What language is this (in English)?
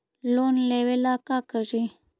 Magahi